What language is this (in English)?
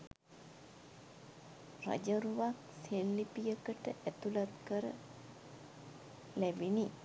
Sinhala